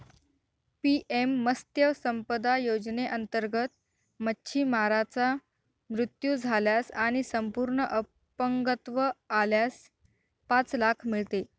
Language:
Marathi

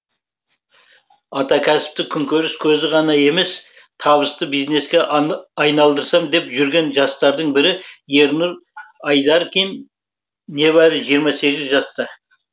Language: Kazakh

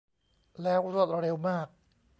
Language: Thai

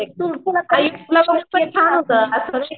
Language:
Marathi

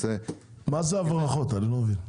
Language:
Hebrew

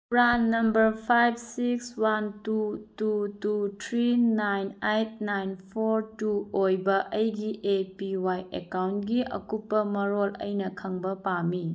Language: Manipuri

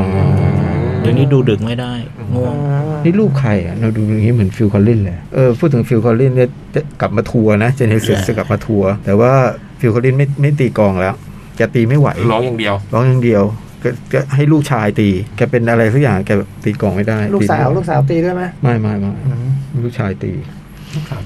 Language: Thai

